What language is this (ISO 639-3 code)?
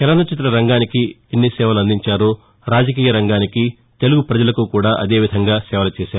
tel